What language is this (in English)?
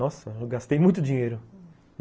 Portuguese